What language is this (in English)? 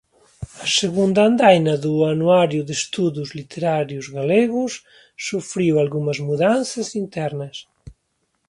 Galician